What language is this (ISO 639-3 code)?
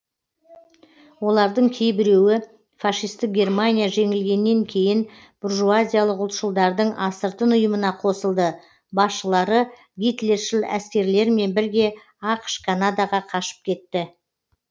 kaz